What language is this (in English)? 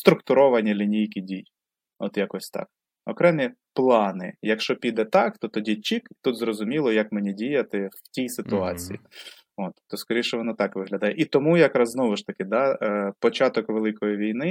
Ukrainian